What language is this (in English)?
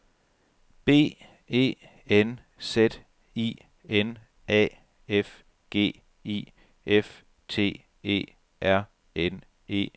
Danish